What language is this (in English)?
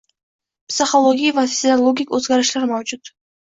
Uzbek